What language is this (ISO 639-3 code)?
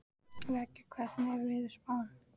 isl